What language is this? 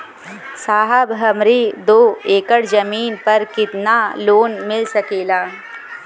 Bhojpuri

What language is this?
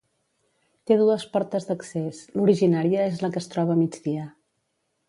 Catalan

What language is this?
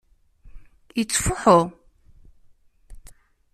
Kabyle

